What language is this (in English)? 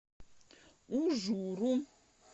Russian